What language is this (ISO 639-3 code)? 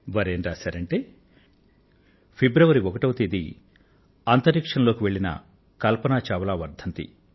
tel